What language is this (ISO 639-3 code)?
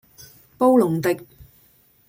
yue